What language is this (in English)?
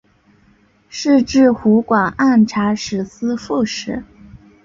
Chinese